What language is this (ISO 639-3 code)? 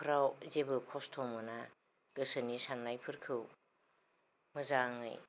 brx